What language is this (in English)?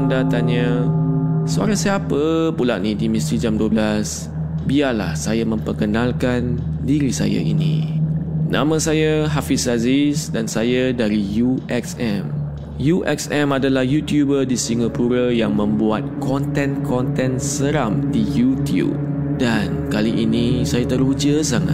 Malay